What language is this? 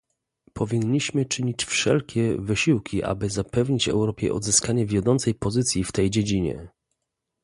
Polish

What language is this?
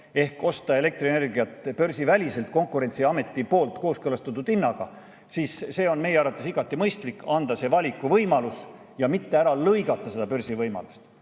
Estonian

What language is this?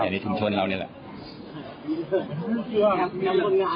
Thai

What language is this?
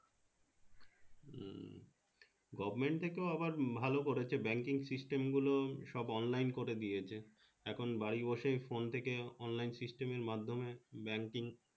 Bangla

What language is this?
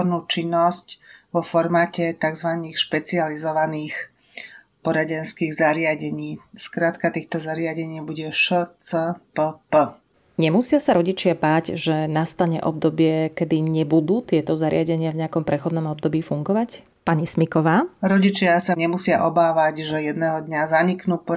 Slovak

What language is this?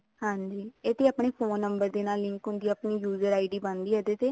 Punjabi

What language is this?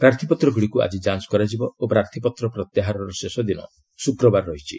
Odia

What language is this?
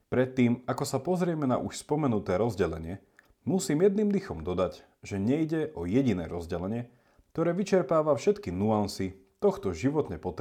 Slovak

